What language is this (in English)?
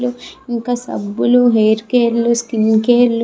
Telugu